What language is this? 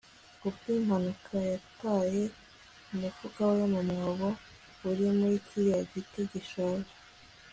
Kinyarwanda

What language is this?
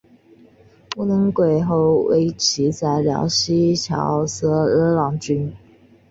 Chinese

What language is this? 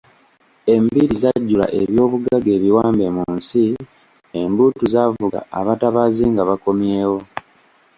Ganda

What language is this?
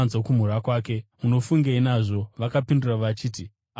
Shona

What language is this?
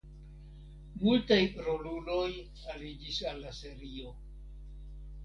Esperanto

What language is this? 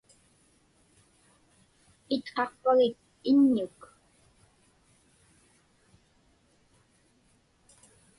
Inupiaq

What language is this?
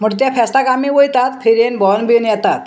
Konkani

